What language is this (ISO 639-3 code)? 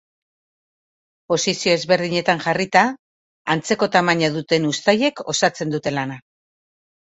eus